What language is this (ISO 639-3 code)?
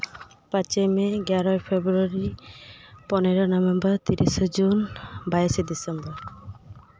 sat